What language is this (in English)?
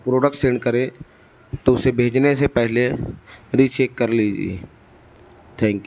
Urdu